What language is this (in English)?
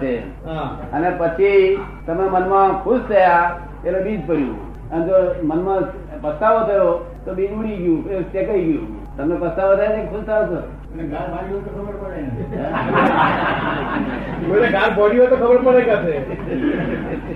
Gujarati